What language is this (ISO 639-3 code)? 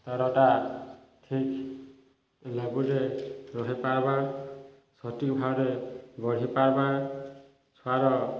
ori